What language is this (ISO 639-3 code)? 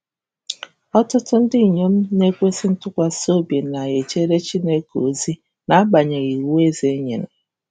ibo